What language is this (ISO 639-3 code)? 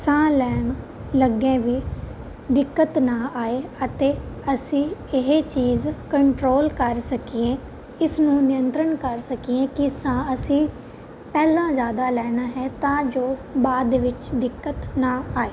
pan